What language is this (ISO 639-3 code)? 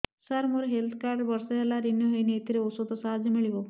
ori